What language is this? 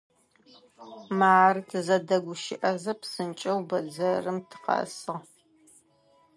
Adyghe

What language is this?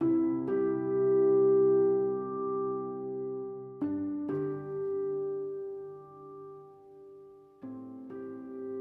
Indonesian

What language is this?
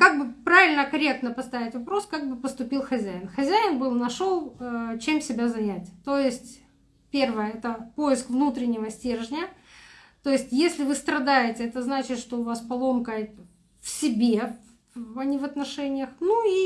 Russian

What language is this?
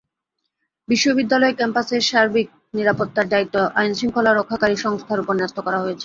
Bangla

